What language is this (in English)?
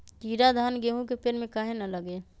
Magahi